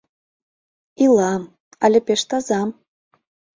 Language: Mari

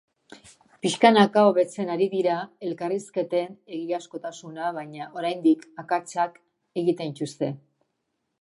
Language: Basque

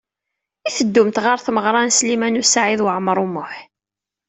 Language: Kabyle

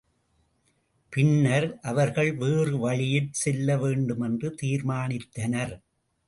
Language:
Tamil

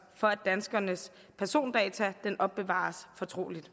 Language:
Danish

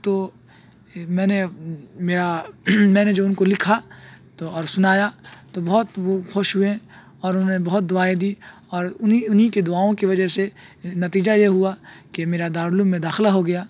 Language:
Urdu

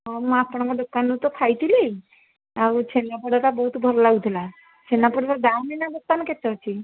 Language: Odia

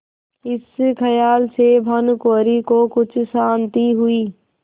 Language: Hindi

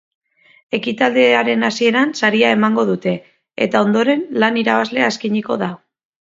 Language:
Basque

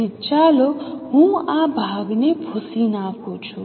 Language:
Gujarati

